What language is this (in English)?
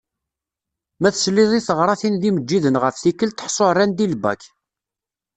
Kabyle